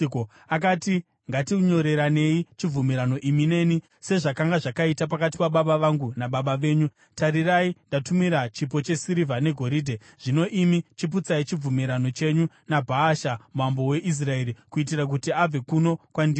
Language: Shona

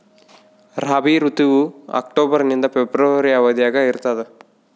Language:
Kannada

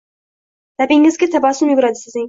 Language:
Uzbek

